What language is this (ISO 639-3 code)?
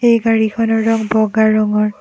asm